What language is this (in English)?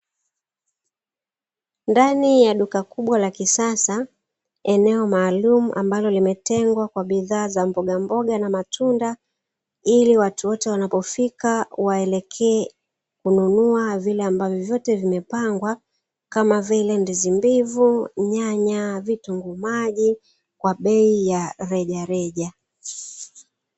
Swahili